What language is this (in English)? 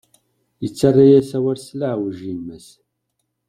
Kabyle